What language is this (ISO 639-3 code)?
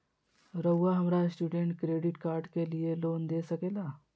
mag